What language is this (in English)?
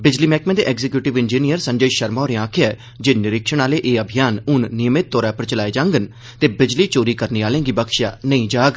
Dogri